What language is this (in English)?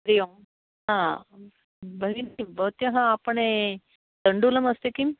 Sanskrit